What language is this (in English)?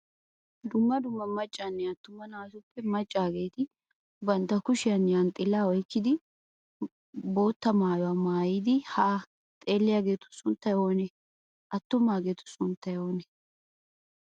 Wolaytta